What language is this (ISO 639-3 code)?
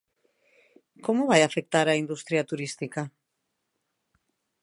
glg